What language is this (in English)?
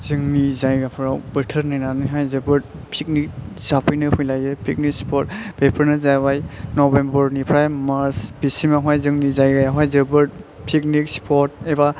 Bodo